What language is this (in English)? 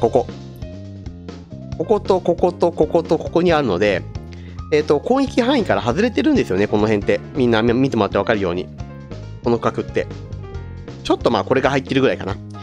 Japanese